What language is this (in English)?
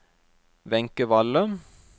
Norwegian